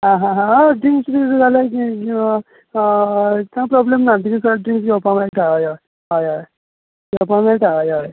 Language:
Konkani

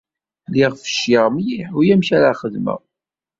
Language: Kabyle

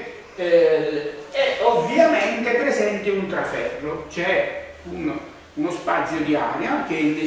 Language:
Italian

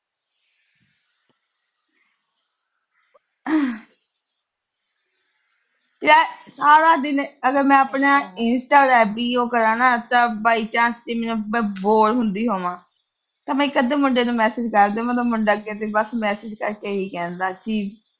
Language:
Punjabi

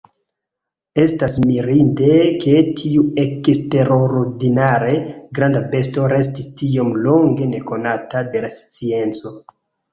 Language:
Esperanto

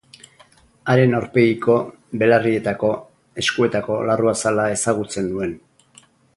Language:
Basque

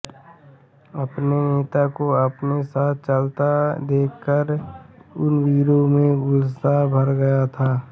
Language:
Hindi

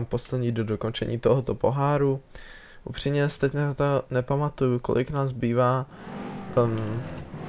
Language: Czech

